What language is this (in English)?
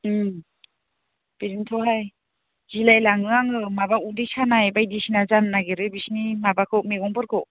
Bodo